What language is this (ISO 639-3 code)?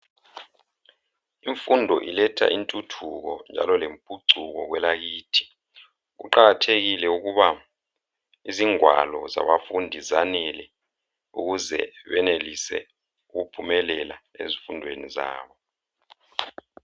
nde